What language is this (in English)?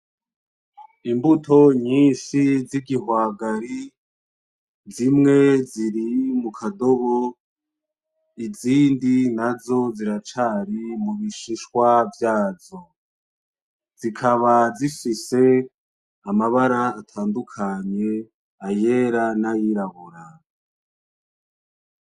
Rundi